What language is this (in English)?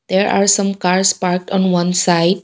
English